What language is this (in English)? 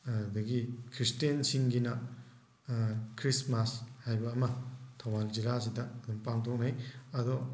Manipuri